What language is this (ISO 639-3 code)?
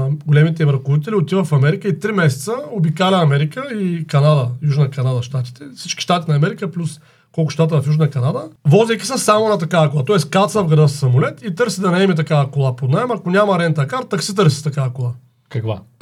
bul